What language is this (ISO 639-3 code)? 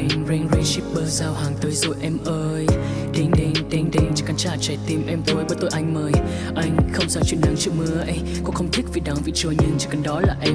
vie